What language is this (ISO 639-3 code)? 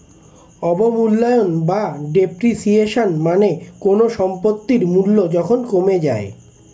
ben